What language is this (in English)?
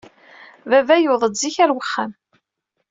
Kabyle